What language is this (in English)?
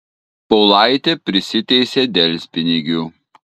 Lithuanian